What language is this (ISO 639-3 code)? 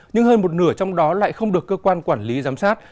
vie